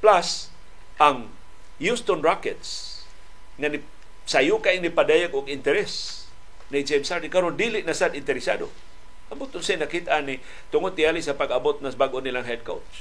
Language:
Filipino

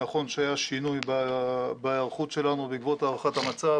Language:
Hebrew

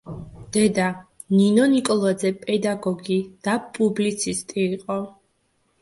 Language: Georgian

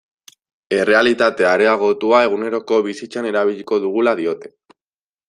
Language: Basque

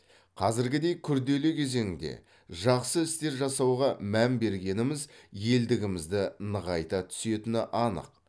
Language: Kazakh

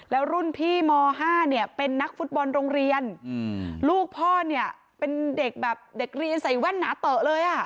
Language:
Thai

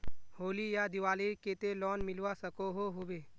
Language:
Magahi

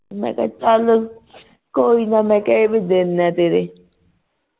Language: Punjabi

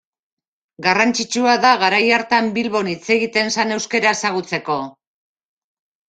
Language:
Basque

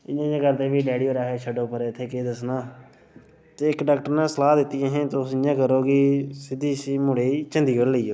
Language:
Dogri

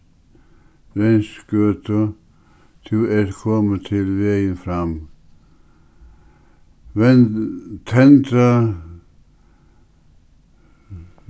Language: Faroese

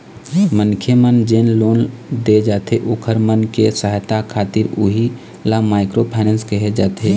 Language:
Chhattisgarhi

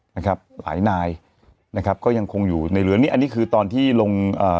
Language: Thai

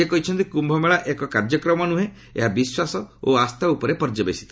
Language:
Odia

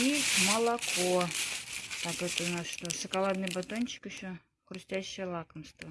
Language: Russian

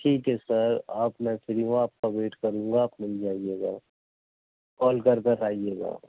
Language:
Urdu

